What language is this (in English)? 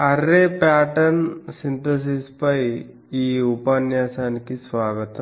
Telugu